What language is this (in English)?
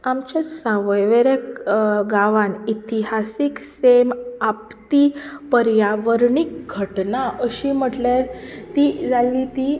Konkani